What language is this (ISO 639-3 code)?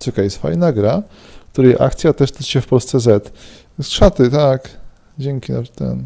pol